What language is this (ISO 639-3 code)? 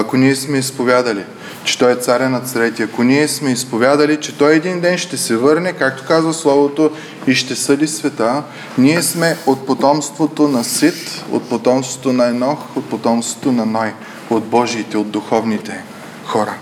bul